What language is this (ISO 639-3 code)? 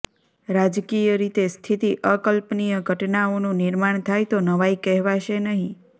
guj